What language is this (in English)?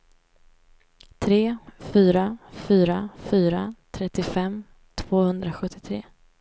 Swedish